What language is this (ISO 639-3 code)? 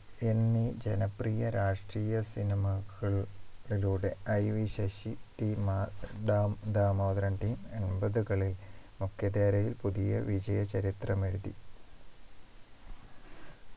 mal